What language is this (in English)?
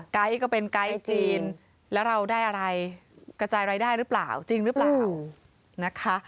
Thai